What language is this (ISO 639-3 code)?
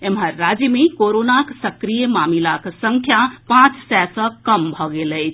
mai